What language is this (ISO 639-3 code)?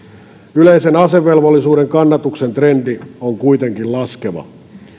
fin